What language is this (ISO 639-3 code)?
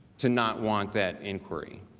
eng